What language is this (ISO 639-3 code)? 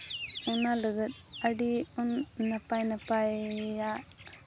sat